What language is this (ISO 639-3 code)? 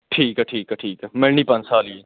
pan